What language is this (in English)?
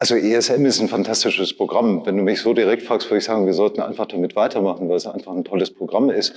German